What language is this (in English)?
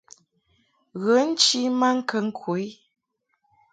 Mungaka